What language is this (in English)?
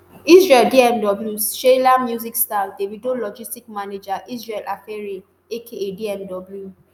Nigerian Pidgin